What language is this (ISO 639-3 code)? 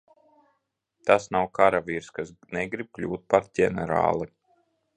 lav